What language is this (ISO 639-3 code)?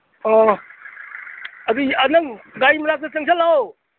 mni